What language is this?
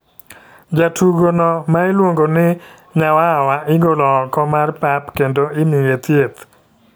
Luo (Kenya and Tanzania)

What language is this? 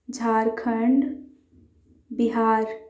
Urdu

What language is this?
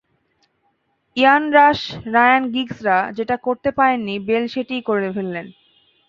Bangla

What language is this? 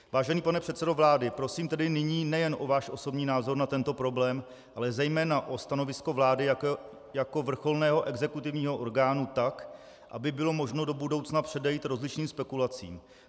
Czech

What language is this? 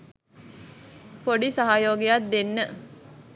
Sinhala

